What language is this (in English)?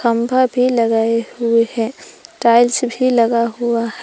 Hindi